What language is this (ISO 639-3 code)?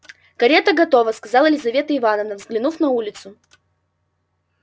rus